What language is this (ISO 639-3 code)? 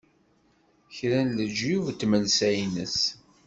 kab